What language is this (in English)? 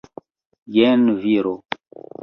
Esperanto